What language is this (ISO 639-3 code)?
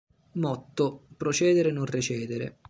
ita